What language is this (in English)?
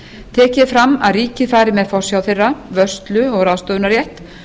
Icelandic